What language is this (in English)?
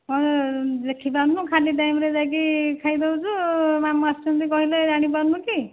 Odia